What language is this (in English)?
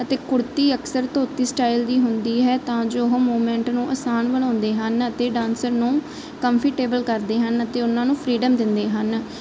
Punjabi